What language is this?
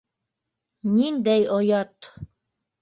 Bashkir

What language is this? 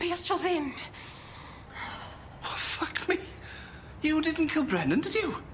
Welsh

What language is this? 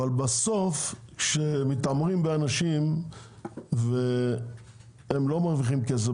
Hebrew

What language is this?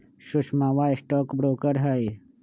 Magahi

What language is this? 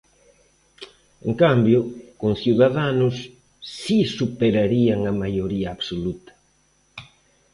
Galician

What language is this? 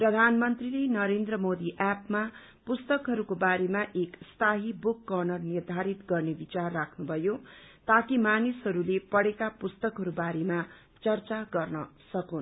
Nepali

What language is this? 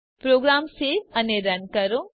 Gujarati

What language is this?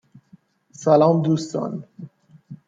Persian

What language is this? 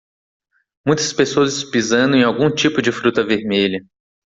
Portuguese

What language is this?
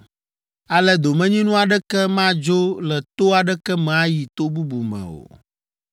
Ewe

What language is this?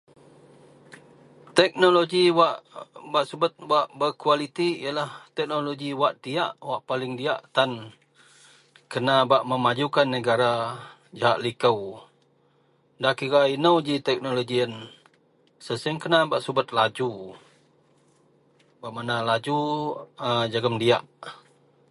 Central Melanau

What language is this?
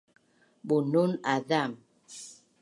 Bunun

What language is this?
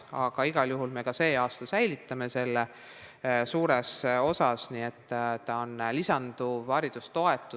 Estonian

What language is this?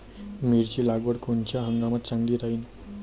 Marathi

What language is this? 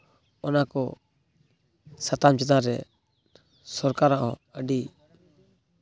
Santali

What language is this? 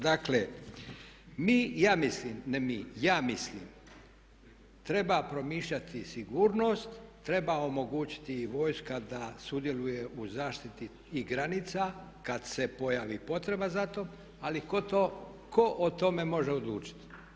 Croatian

